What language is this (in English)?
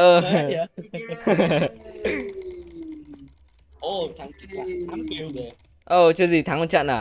Vietnamese